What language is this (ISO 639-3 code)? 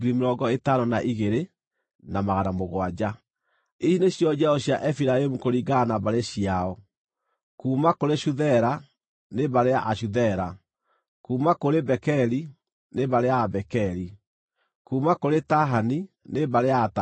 kik